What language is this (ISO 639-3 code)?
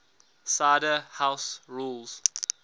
eng